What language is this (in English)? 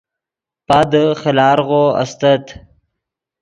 Yidgha